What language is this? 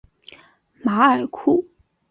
Chinese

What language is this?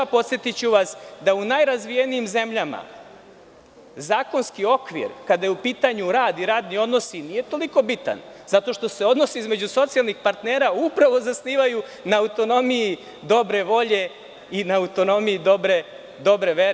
Serbian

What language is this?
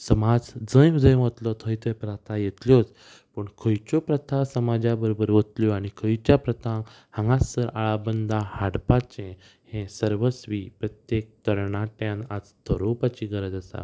Konkani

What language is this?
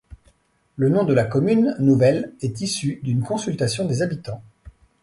French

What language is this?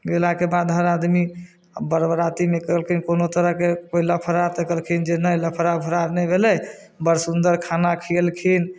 Maithili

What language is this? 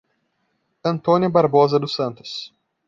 Portuguese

